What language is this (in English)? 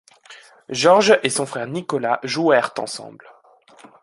French